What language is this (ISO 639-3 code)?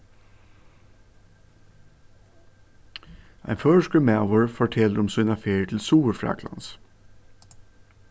fao